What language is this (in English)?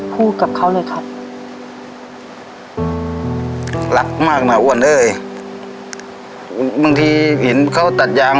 Thai